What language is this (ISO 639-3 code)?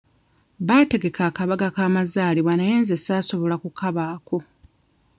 lug